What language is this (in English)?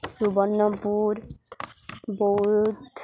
Odia